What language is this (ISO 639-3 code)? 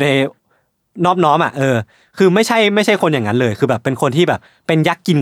tha